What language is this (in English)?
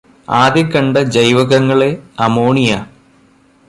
Malayalam